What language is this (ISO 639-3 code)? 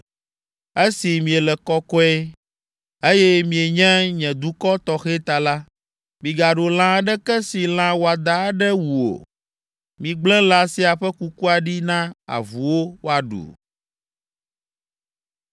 ewe